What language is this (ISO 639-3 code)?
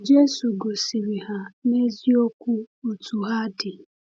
ibo